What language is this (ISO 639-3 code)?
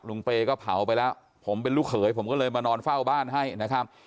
tha